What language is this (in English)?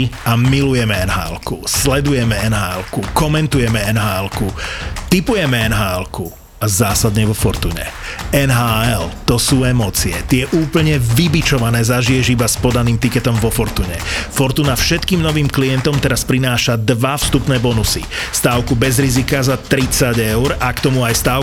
Slovak